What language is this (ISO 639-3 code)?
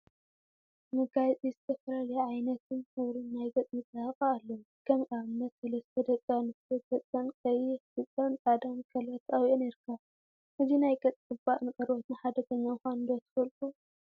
tir